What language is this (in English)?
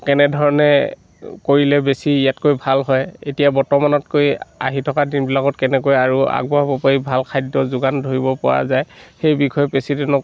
Assamese